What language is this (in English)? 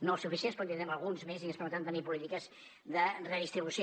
Catalan